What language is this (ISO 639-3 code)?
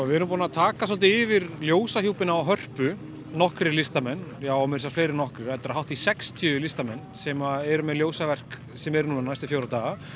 isl